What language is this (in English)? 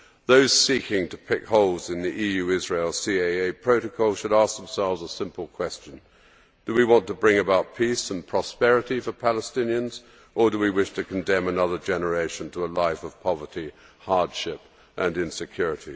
English